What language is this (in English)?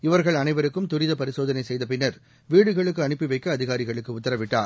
Tamil